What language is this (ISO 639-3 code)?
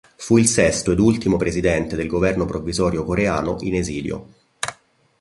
ita